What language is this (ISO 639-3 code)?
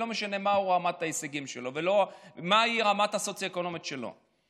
heb